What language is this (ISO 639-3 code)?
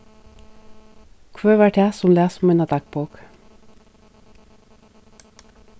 fao